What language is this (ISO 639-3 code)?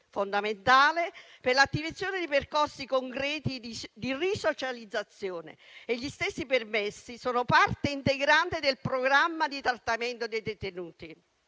ita